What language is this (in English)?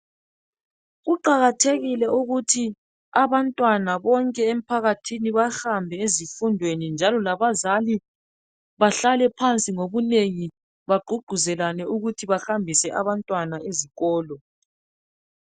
North Ndebele